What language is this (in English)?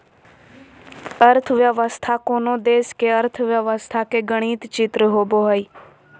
Magahi